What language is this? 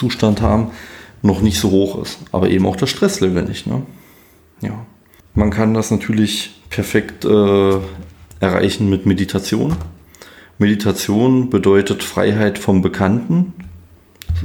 German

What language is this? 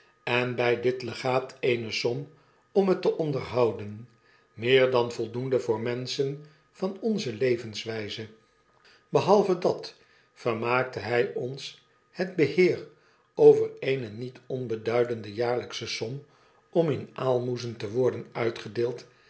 Dutch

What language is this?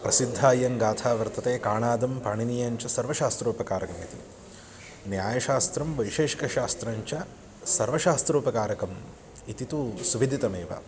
Sanskrit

